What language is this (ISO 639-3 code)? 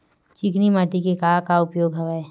hne